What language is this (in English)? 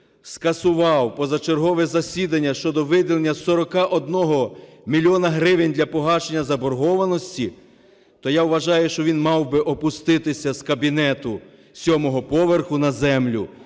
Ukrainian